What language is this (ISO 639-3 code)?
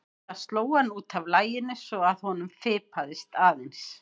isl